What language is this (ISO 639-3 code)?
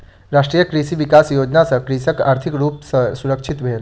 mai